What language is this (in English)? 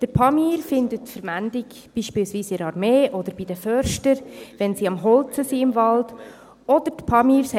Swiss German